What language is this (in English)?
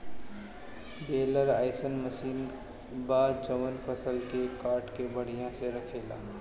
Bhojpuri